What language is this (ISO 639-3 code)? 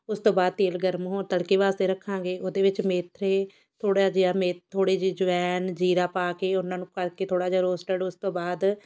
pan